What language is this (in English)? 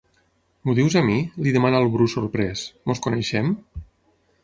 Catalan